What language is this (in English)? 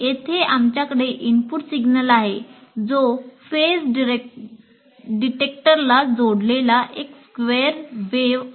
Marathi